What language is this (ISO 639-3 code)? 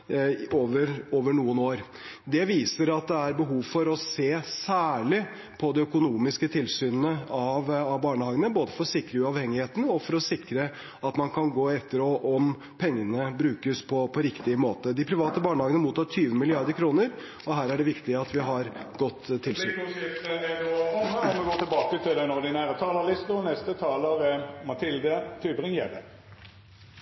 nor